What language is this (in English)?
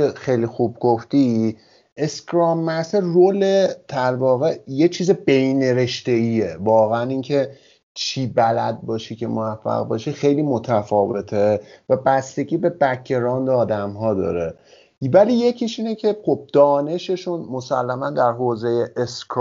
Persian